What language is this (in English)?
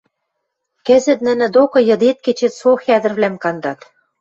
Western Mari